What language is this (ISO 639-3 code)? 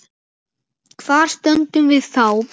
isl